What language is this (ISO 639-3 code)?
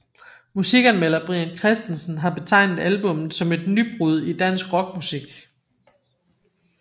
dan